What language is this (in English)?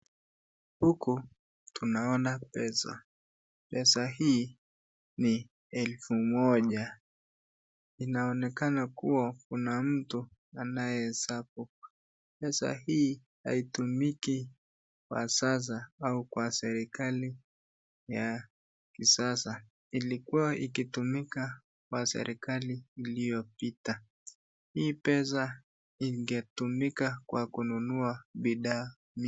Swahili